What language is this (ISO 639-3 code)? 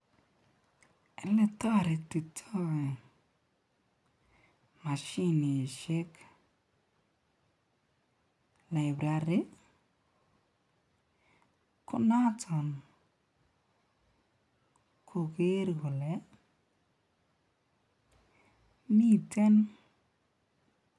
kln